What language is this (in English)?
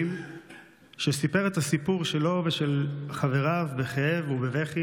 Hebrew